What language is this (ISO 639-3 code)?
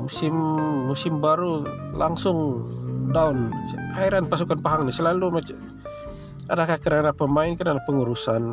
msa